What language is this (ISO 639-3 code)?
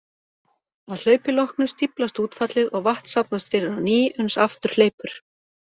isl